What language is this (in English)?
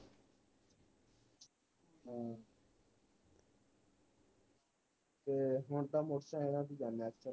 Punjabi